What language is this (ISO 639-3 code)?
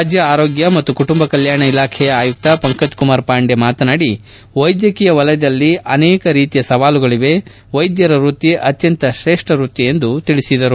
kan